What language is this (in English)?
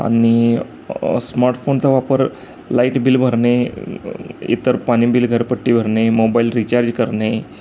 Marathi